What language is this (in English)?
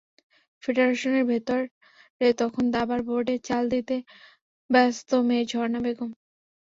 Bangla